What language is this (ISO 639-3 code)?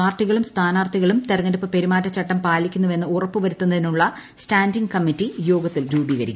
mal